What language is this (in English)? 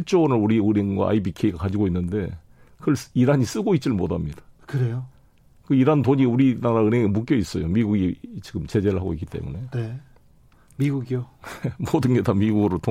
Korean